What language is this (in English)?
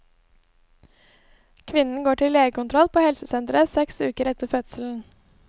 Norwegian